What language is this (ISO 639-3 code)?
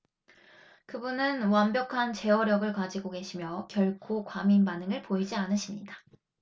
kor